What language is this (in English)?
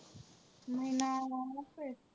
Marathi